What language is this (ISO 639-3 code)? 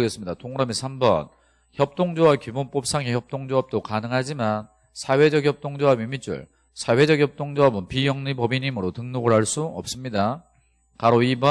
kor